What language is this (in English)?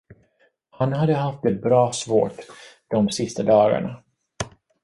Swedish